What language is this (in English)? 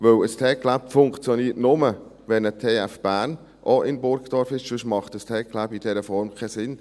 Swiss German